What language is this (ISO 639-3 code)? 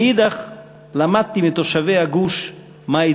heb